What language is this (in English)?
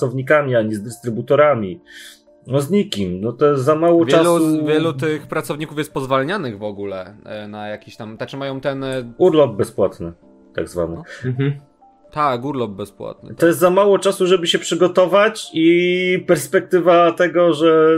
Polish